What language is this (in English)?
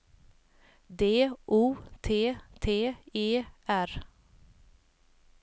Swedish